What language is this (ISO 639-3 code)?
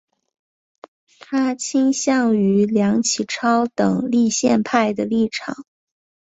zho